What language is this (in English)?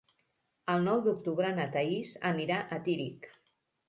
Catalan